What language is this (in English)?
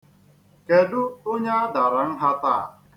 Igbo